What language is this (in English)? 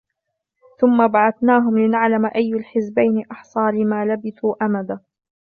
Arabic